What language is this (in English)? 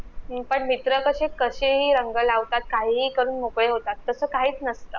Marathi